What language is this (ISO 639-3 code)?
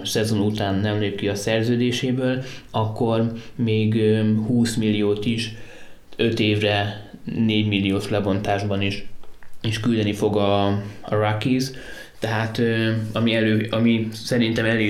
hun